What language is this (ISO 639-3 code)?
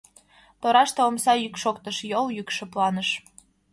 chm